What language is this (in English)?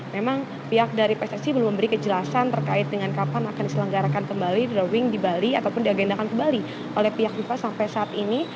Indonesian